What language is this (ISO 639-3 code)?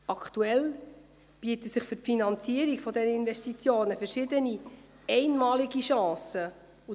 gsw